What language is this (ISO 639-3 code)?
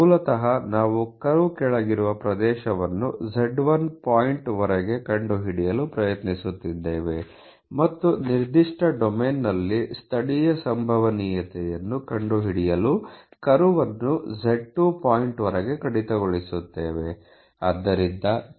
kan